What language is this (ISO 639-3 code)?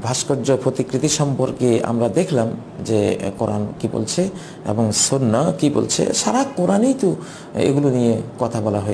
hin